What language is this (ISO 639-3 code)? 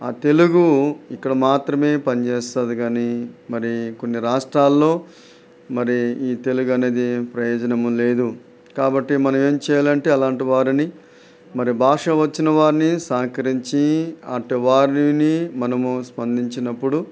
tel